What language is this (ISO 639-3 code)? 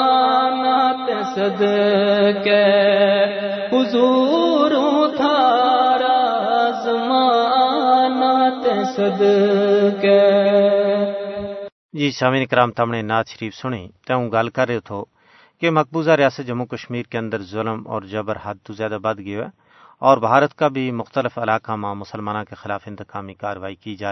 urd